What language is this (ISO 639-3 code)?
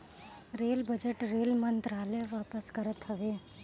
bho